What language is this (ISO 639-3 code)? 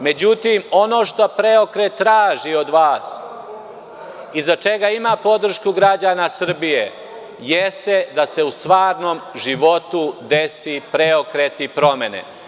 srp